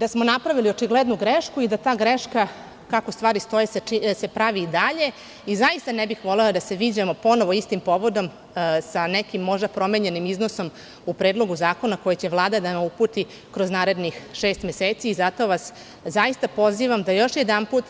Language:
Serbian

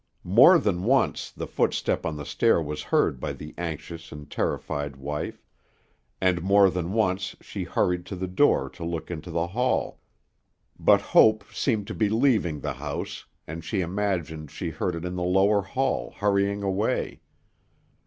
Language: English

